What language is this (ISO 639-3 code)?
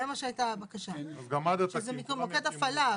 heb